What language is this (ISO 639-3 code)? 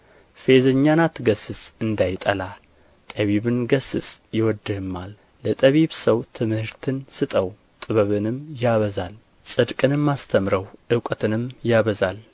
amh